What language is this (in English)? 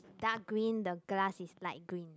English